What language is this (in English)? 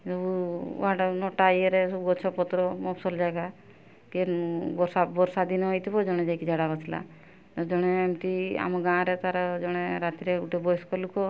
Odia